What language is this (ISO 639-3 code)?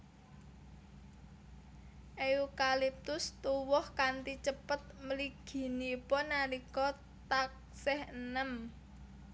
jav